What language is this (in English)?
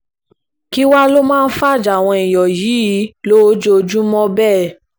Yoruba